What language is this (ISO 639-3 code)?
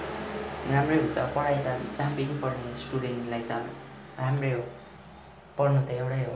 nep